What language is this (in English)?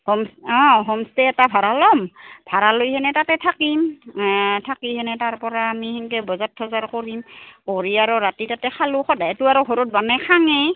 Assamese